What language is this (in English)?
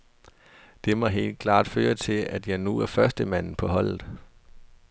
Danish